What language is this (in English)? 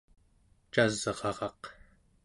Central Yupik